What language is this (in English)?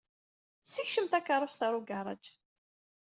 Kabyle